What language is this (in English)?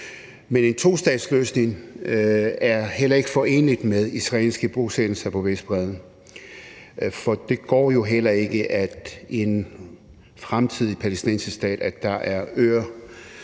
Danish